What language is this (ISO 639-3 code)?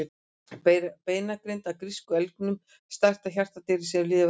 isl